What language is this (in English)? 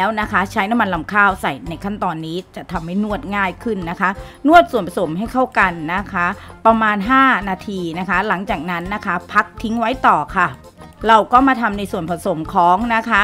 Thai